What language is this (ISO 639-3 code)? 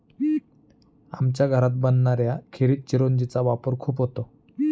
mar